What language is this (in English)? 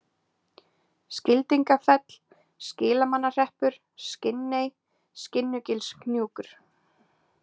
Icelandic